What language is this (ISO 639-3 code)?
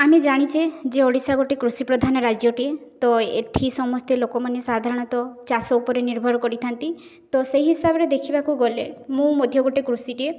ori